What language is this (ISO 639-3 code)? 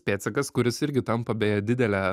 lit